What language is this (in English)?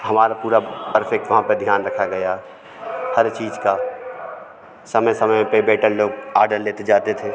Hindi